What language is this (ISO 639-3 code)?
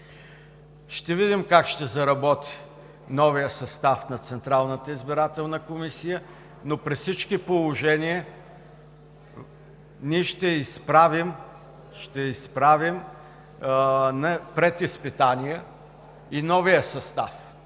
bul